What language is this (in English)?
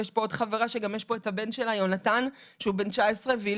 Hebrew